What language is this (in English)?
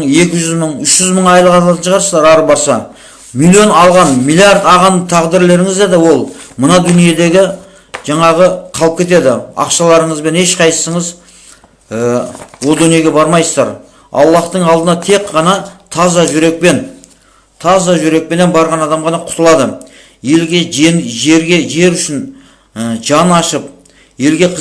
Kazakh